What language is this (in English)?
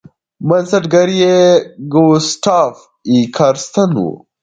Pashto